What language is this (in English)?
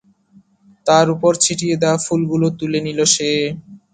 Bangla